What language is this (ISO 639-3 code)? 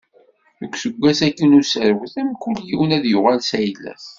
kab